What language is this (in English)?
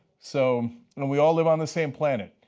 English